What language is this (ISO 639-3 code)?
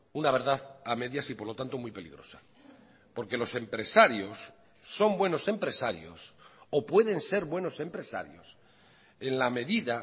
spa